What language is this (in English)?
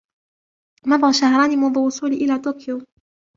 Arabic